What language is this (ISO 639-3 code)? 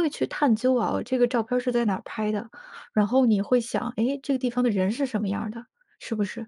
zho